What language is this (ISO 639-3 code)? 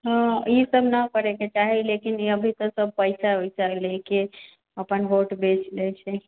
mai